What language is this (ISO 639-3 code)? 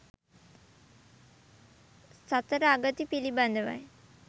sin